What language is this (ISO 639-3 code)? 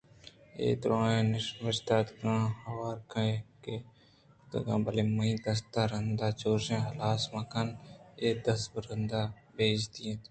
bgp